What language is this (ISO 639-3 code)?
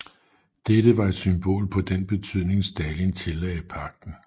dan